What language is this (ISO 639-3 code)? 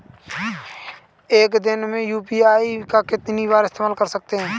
hin